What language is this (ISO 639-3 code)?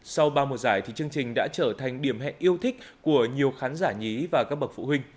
vie